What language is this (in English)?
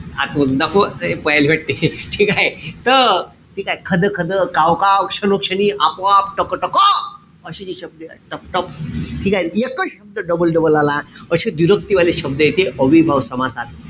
Marathi